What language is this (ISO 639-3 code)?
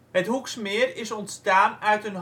nld